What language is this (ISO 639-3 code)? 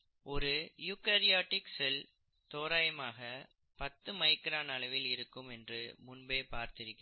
tam